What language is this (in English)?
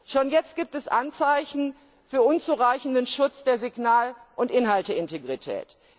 German